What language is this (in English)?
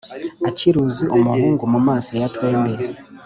Kinyarwanda